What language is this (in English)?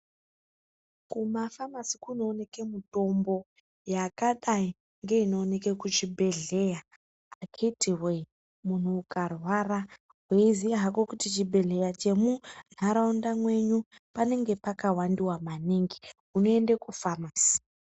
Ndau